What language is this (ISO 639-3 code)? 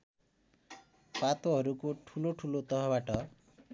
nep